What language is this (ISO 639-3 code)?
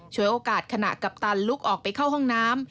tha